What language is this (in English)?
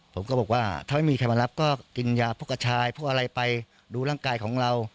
Thai